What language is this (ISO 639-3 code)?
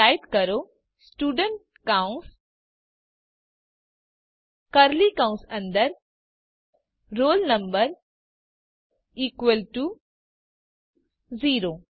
guj